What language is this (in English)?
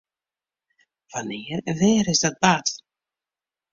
Western Frisian